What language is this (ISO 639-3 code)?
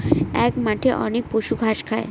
ben